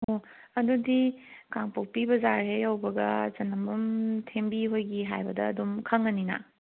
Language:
Manipuri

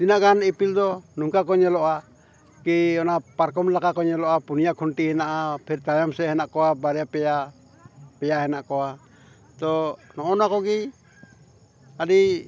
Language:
Santali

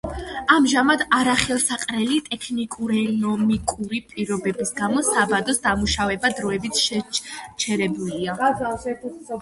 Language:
Georgian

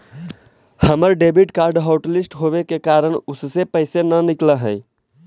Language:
Magahi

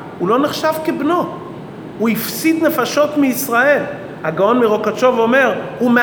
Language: Hebrew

